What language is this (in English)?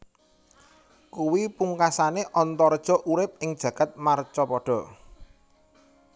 Javanese